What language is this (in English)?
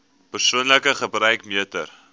Afrikaans